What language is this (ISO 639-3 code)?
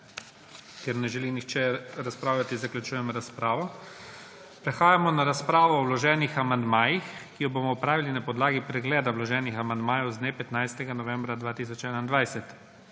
slv